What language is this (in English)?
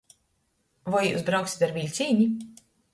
Latgalian